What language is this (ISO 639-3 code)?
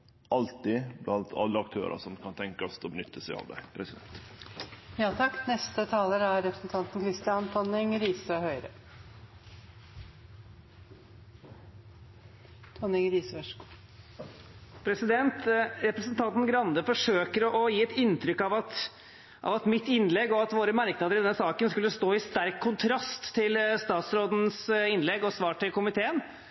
nor